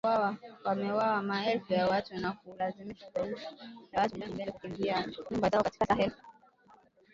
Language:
Swahili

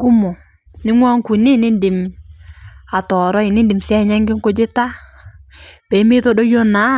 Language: Masai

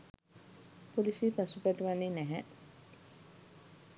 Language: Sinhala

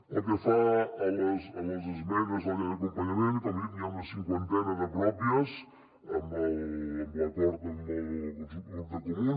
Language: Catalan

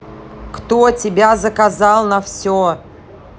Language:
Russian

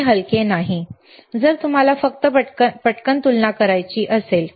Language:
Marathi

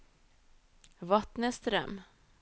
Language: Norwegian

